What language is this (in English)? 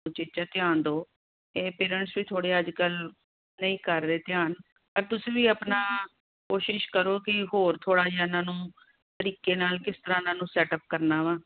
Punjabi